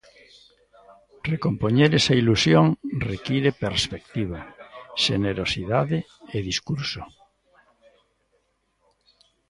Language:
Galician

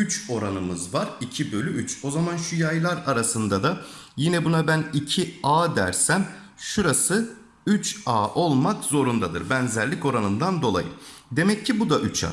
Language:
Turkish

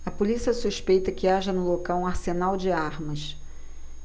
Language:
Portuguese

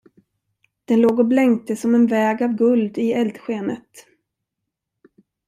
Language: Swedish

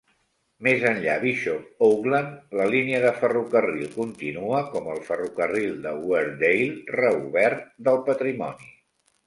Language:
Catalan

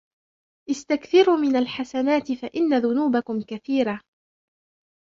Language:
Arabic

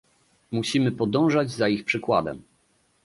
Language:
Polish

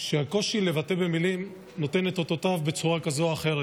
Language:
Hebrew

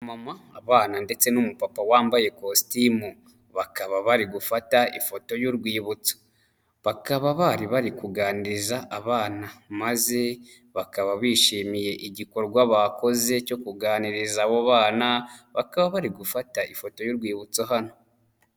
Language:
Kinyarwanda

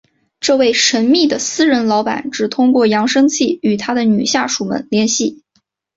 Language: Chinese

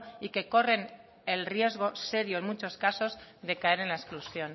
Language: Spanish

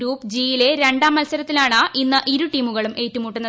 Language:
Malayalam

